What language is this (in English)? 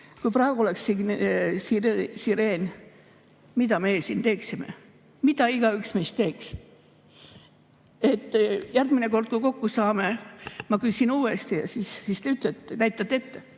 Estonian